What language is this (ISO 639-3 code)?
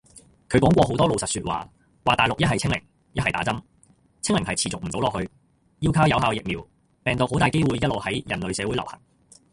yue